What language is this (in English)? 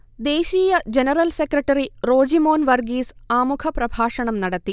Malayalam